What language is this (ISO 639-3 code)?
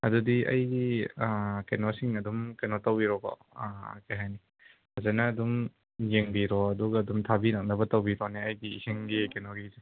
mni